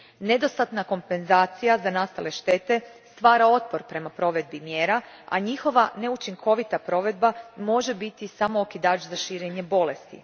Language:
Croatian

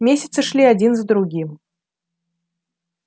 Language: Russian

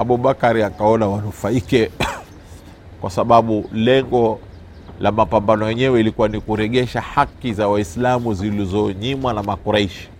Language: Swahili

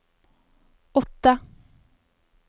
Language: Norwegian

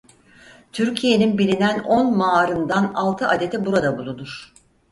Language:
Turkish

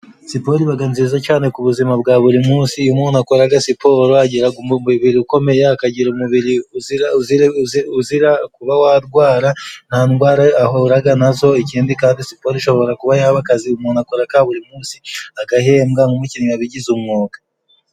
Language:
Kinyarwanda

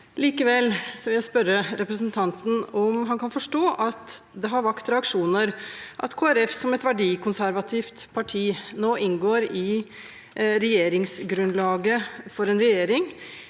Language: Norwegian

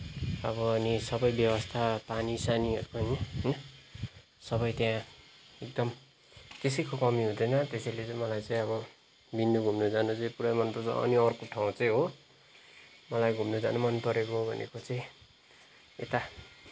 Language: Nepali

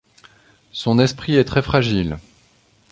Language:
French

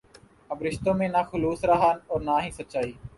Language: Urdu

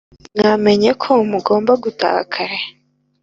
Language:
Kinyarwanda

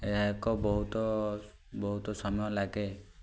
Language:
Odia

